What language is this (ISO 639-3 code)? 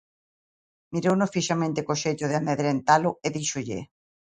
glg